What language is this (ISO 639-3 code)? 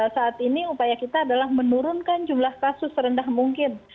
ind